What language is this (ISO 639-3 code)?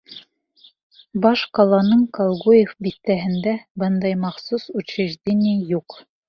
bak